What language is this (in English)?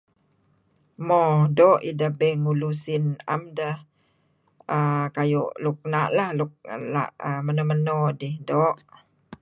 Kelabit